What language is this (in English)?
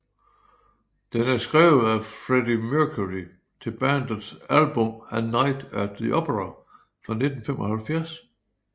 Danish